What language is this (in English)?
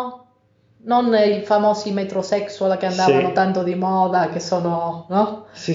Italian